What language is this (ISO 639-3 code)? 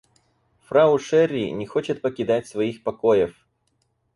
rus